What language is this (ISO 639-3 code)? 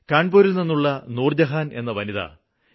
mal